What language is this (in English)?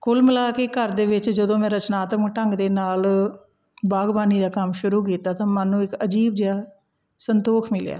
Punjabi